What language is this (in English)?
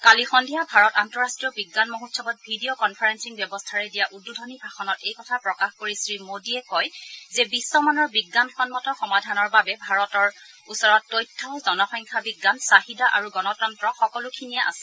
Assamese